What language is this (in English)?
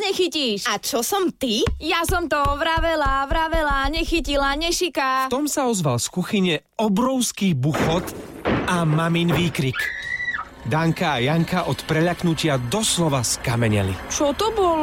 Slovak